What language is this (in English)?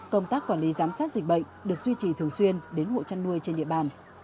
Vietnamese